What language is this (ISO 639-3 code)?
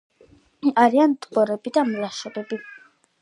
kat